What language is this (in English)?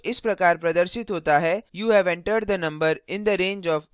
Hindi